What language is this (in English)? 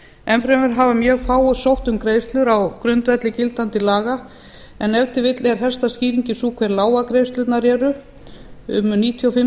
Icelandic